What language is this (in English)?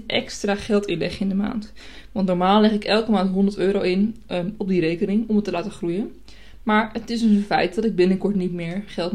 Dutch